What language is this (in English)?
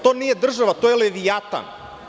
Serbian